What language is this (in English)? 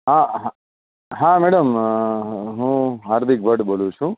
Gujarati